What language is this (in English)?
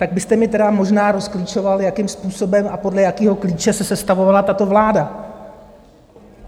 Czech